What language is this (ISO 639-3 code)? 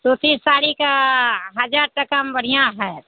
mai